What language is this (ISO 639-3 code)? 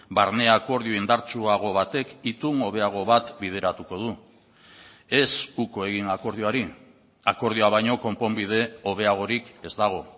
eus